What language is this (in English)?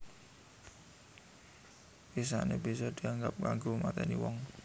Javanese